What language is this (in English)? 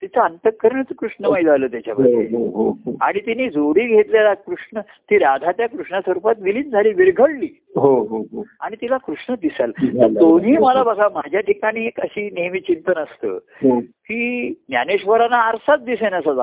Marathi